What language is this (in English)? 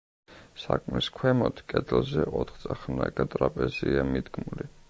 Georgian